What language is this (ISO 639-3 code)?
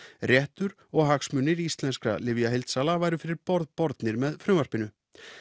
isl